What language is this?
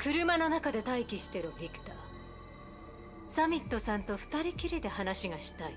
Japanese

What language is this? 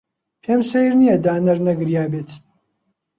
Central Kurdish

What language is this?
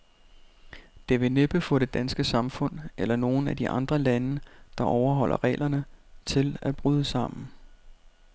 Danish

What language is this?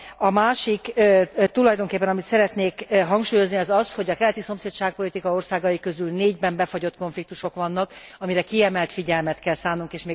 Hungarian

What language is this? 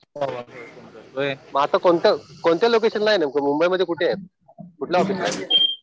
Marathi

